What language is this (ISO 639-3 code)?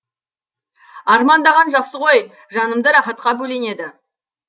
kaz